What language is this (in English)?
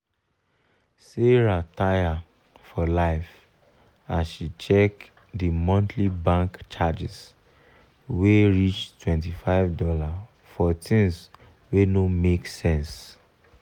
Nigerian Pidgin